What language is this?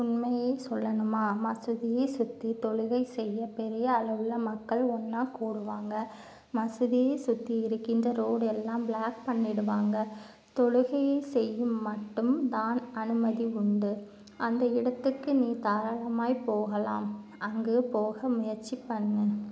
Tamil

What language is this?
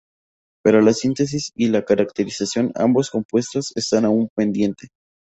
Spanish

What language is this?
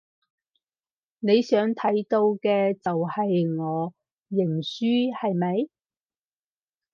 Cantonese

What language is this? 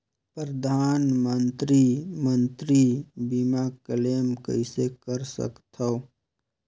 Chhattisgarhi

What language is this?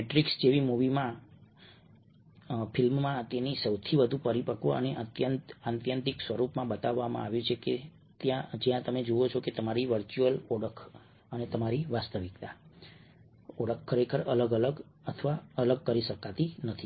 Gujarati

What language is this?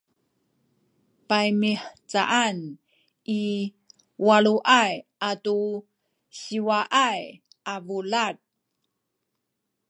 Sakizaya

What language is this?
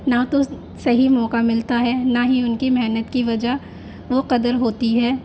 Urdu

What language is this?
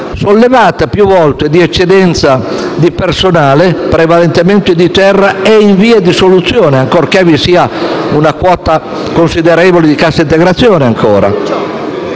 Italian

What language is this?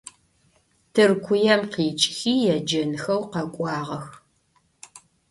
Adyghe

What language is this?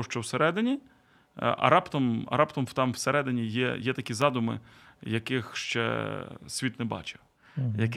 Ukrainian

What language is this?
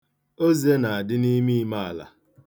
Igbo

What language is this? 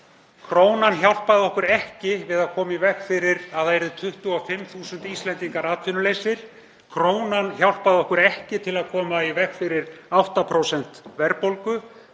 Icelandic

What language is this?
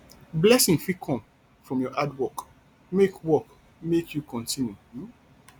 Nigerian Pidgin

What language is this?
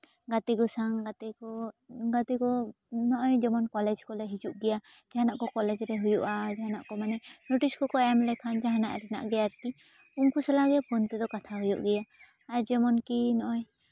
Santali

